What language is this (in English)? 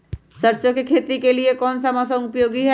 Magahi